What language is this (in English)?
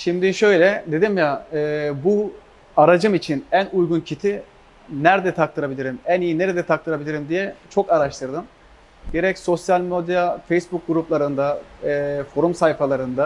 Turkish